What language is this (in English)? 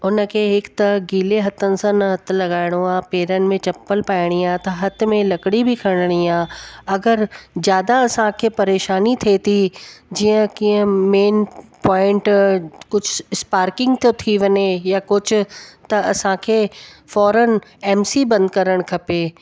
Sindhi